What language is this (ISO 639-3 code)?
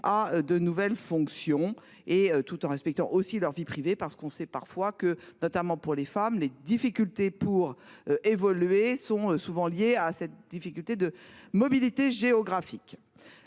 fra